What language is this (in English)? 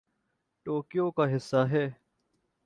Urdu